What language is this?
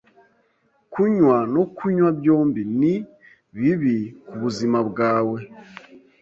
Kinyarwanda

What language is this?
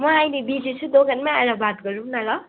Nepali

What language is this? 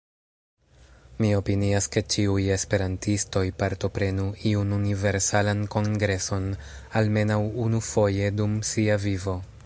Esperanto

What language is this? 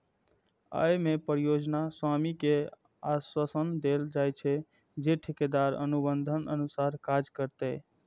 Maithili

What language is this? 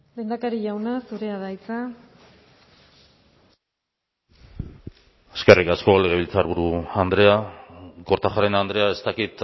Basque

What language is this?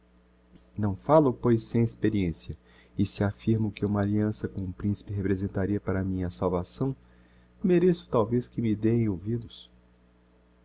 Portuguese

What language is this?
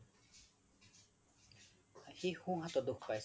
Assamese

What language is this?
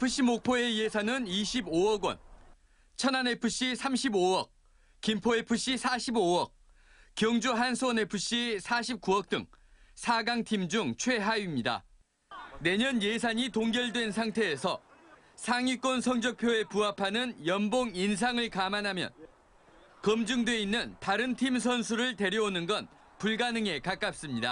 Korean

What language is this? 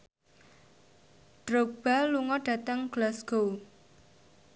Javanese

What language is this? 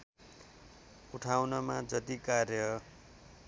Nepali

